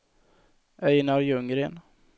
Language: Swedish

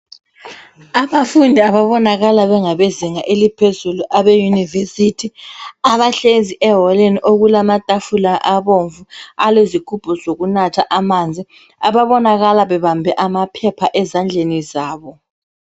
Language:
North Ndebele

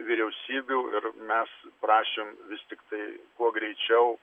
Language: Lithuanian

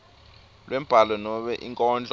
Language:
Swati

